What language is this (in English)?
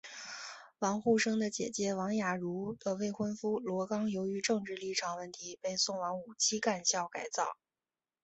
Chinese